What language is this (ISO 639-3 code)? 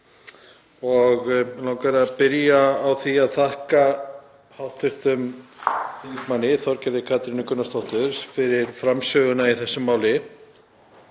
isl